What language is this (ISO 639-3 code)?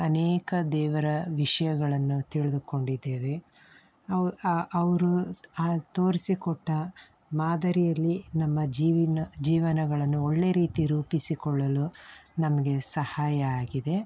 kan